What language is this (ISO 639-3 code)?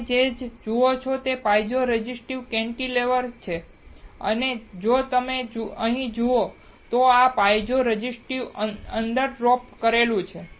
guj